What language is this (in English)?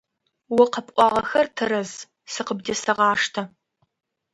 Adyghe